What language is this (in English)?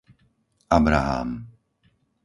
Slovak